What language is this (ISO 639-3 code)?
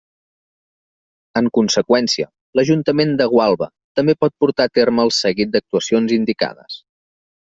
cat